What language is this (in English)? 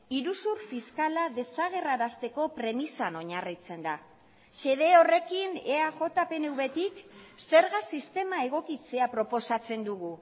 Basque